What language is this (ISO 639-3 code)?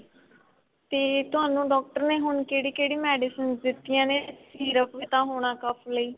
pan